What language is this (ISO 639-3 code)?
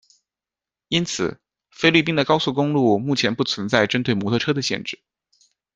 zho